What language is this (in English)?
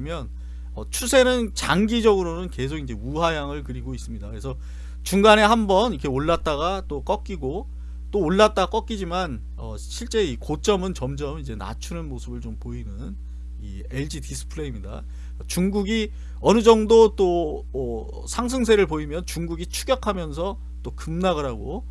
Korean